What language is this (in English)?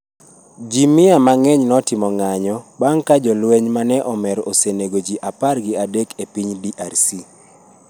Luo (Kenya and Tanzania)